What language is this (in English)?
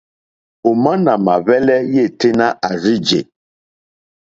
Mokpwe